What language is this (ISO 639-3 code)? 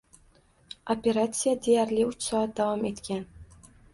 uzb